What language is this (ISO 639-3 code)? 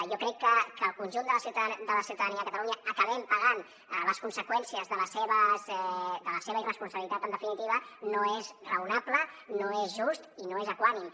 cat